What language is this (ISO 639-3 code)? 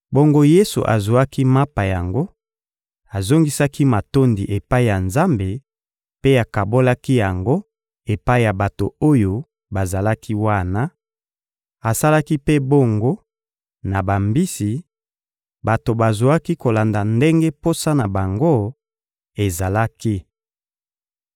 lin